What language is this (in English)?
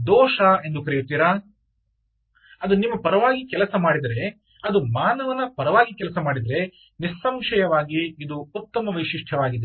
Kannada